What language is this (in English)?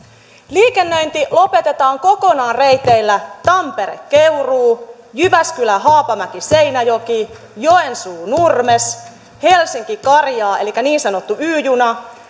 Finnish